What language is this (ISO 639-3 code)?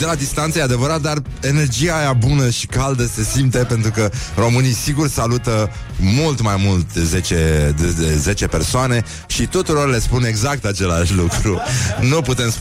ron